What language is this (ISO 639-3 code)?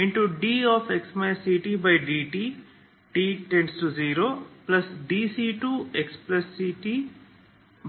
kan